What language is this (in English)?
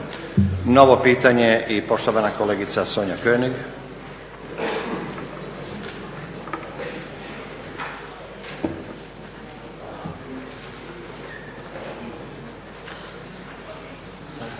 Croatian